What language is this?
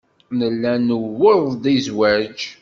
Kabyle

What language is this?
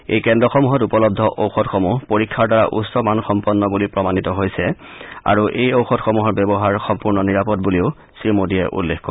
Assamese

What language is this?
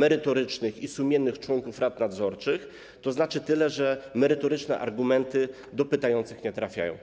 Polish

